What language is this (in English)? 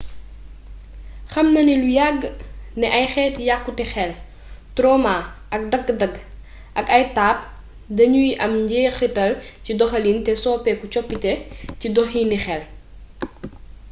Wolof